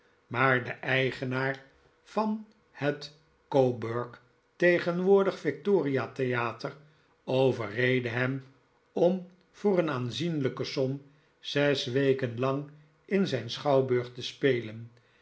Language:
Dutch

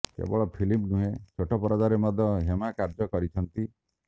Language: Odia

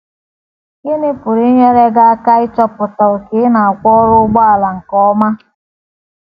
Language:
Igbo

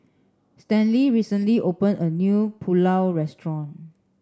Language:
English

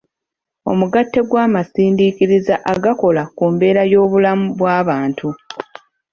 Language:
Ganda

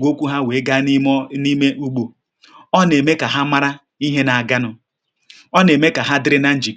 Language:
Igbo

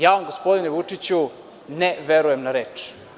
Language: Serbian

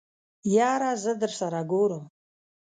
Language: Pashto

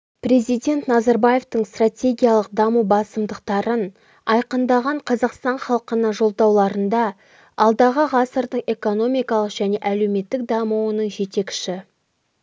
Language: Kazakh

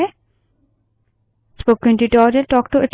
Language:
Hindi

